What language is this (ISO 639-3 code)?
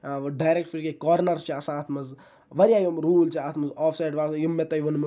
kas